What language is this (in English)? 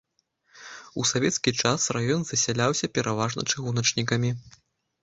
Belarusian